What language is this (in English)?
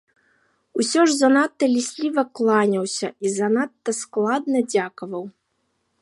Belarusian